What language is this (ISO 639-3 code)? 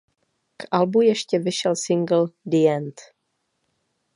ces